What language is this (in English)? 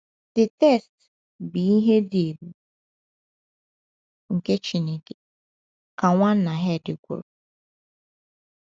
Igbo